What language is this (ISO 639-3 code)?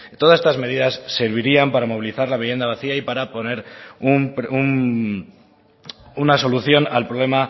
spa